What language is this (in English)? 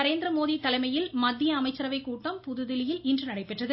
Tamil